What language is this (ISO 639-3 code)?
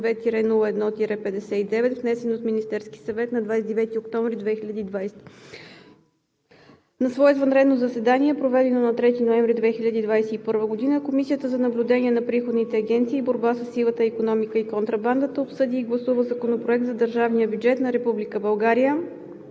bul